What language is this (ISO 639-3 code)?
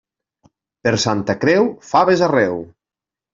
cat